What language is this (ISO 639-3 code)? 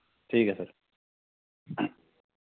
doi